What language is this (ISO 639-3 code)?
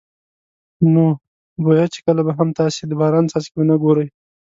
pus